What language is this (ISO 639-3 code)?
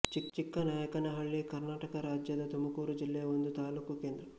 kan